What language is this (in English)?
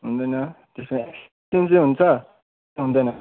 Nepali